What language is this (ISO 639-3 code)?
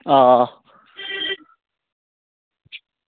doi